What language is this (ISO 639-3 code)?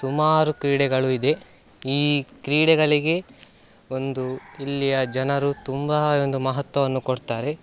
kan